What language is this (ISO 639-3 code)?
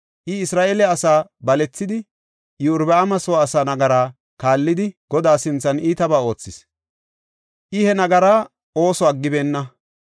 gof